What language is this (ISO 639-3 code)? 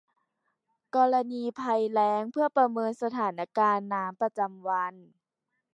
tha